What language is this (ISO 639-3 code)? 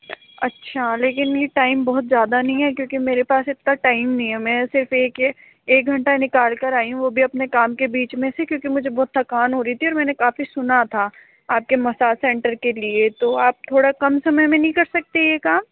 hin